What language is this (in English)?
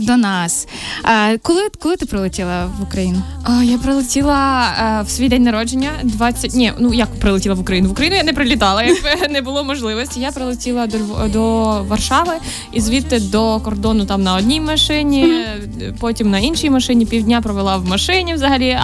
Ukrainian